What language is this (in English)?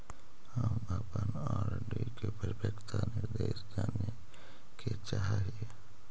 Magahi